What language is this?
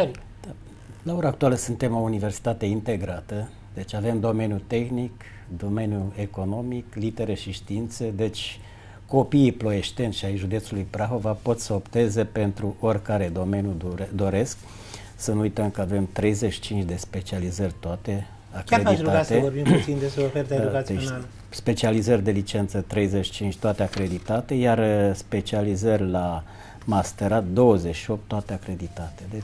Romanian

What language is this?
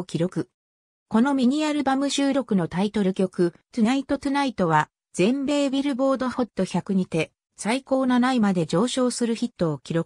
Japanese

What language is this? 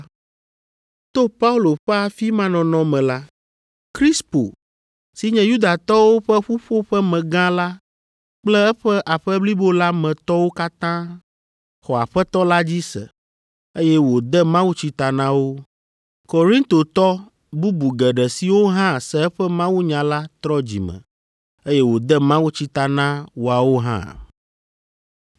Ewe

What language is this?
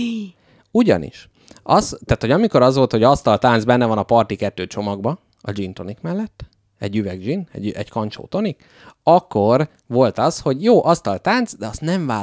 Hungarian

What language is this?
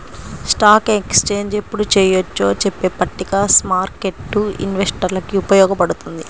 Telugu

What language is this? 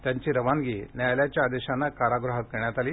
Marathi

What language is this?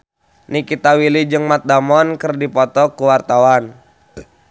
Sundanese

